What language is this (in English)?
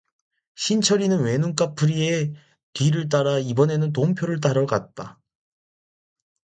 Korean